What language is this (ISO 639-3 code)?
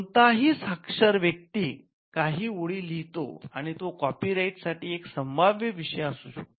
mar